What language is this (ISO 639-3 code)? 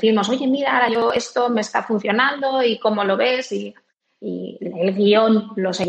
spa